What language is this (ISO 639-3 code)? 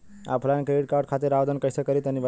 bho